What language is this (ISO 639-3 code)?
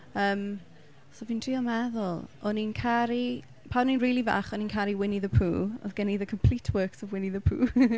cym